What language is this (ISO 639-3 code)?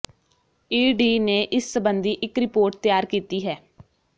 pan